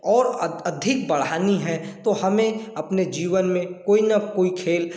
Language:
Hindi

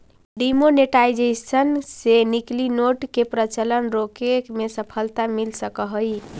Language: Magahi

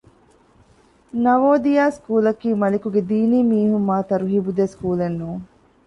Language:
Divehi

